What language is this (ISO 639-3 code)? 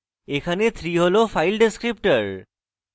ben